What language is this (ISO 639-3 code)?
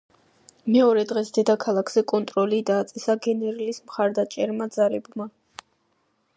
kat